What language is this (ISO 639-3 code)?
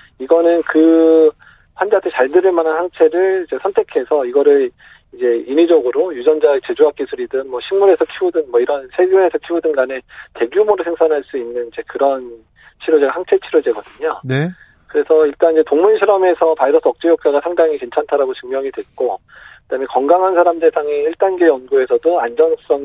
kor